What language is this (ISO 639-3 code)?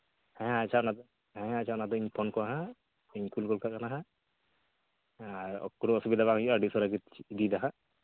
sat